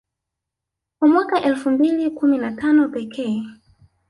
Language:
Swahili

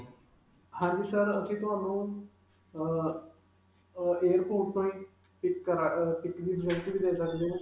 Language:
Punjabi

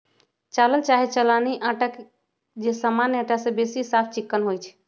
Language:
Magahi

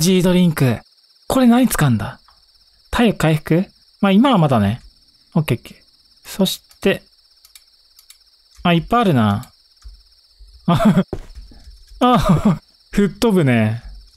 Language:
Japanese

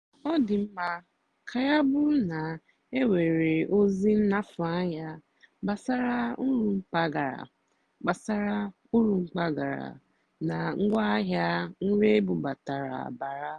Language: Igbo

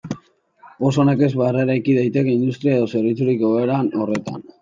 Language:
Basque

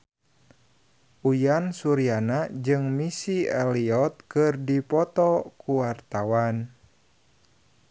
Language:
Sundanese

